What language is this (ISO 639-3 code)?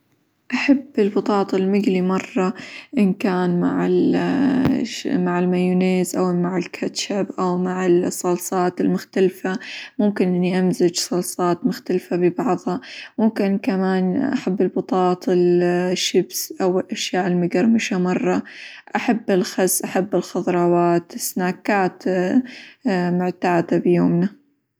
acw